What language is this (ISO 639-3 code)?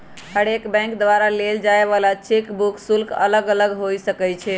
mag